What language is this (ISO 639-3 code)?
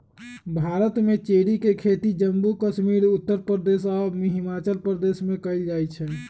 mag